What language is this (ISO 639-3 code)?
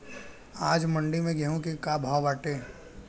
bho